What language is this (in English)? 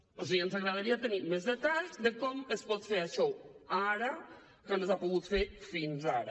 Catalan